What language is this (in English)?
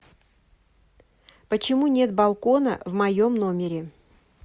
Russian